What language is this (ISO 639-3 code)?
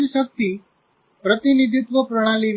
guj